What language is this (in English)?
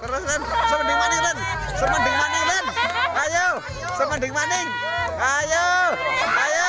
Indonesian